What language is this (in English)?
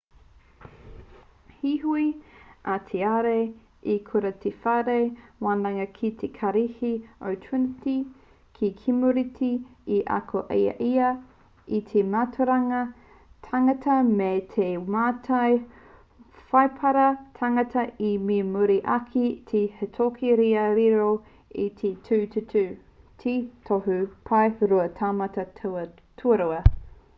Māori